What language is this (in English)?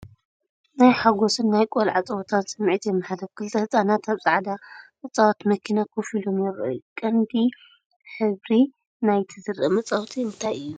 Tigrinya